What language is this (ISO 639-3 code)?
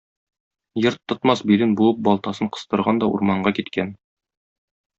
tat